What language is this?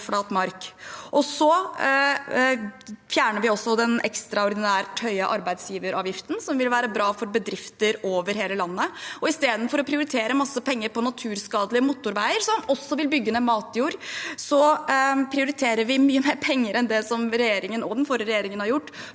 Norwegian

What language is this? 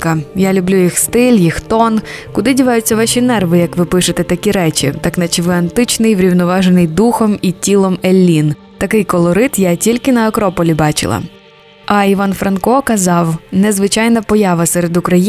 Ukrainian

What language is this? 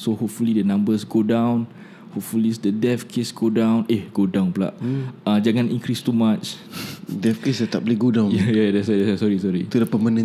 Malay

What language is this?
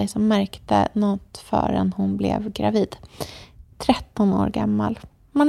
Swedish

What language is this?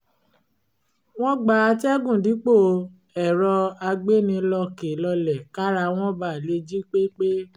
Yoruba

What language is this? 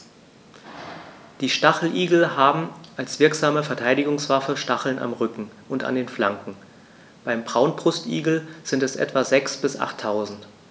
German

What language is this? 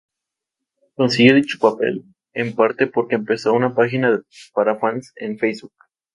Spanish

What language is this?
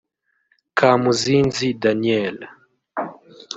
Kinyarwanda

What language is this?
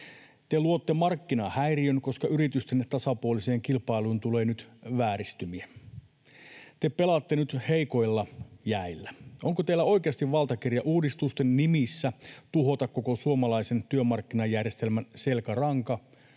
Finnish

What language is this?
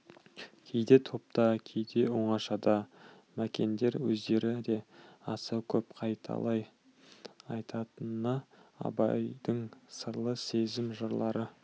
Kazakh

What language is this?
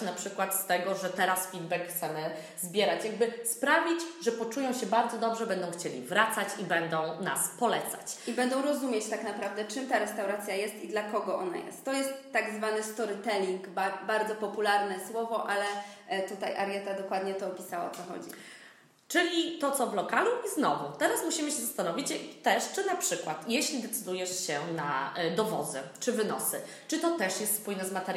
Polish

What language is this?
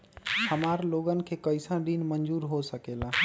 Magahi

